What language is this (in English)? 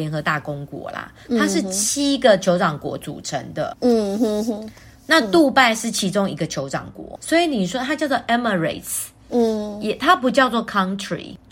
Chinese